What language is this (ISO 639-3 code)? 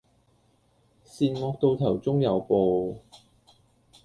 yue